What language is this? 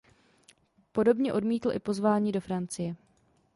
Czech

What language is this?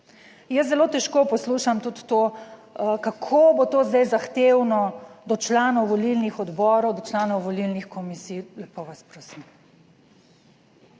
Slovenian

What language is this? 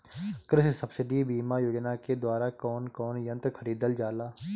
Bhojpuri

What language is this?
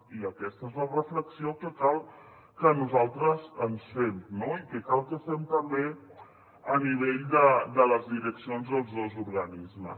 Catalan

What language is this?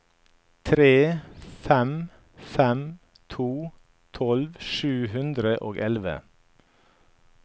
Norwegian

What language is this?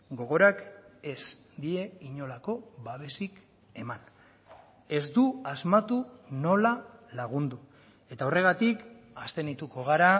Basque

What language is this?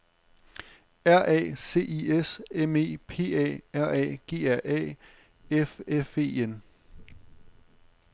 Danish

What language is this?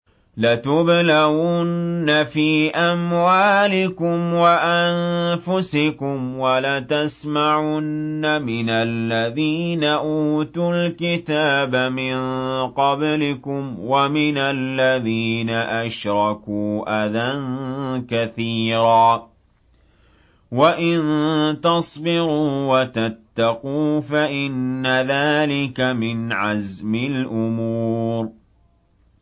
Arabic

